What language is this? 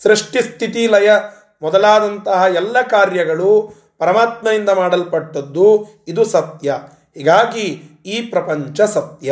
Kannada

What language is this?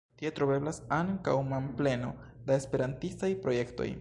Esperanto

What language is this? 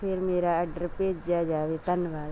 Punjabi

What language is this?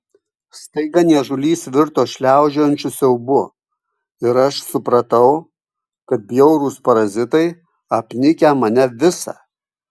Lithuanian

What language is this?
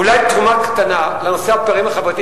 Hebrew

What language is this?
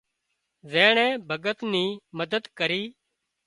Wadiyara Koli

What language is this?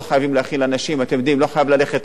Hebrew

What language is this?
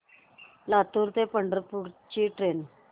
Marathi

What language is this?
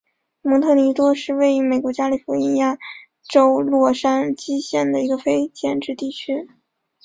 Chinese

